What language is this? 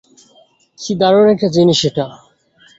Bangla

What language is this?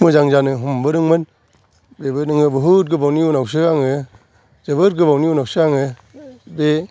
Bodo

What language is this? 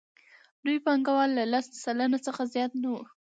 Pashto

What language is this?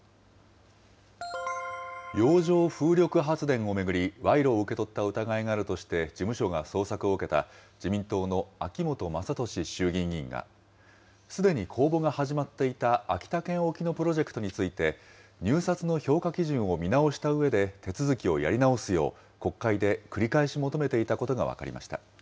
Japanese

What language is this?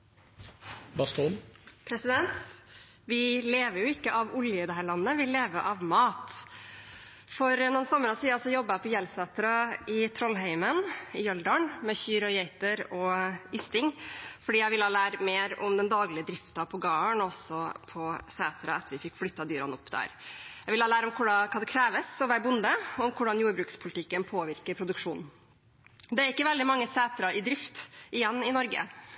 Norwegian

